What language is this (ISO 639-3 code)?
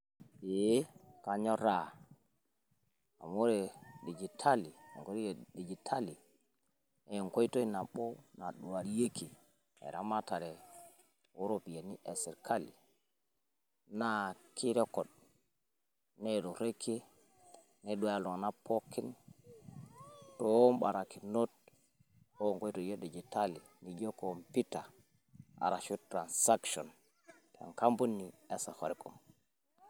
mas